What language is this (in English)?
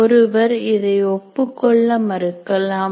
Tamil